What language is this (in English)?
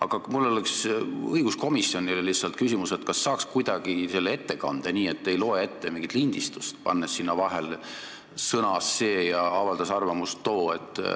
Estonian